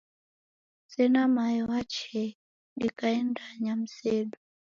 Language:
Taita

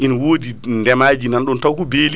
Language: Fula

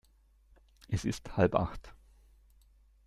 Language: German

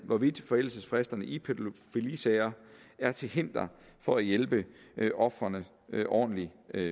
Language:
Danish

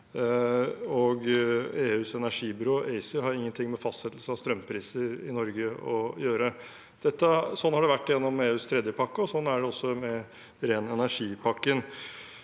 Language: Norwegian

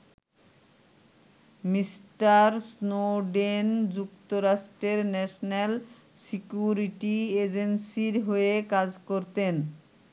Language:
Bangla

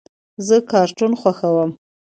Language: Pashto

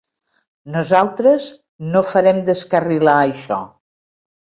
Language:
Catalan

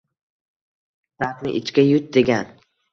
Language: Uzbek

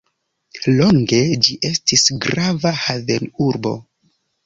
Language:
Esperanto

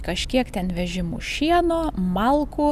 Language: Lithuanian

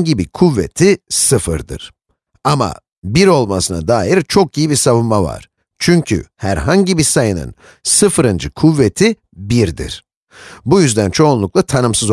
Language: Turkish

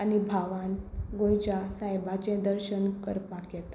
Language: Konkani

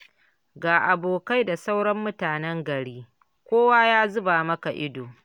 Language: Hausa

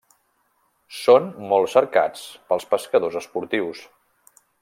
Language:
Catalan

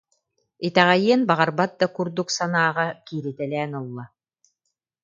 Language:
Yakut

